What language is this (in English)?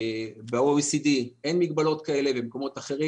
Hebrew